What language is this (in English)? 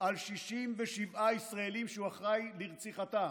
Hebrew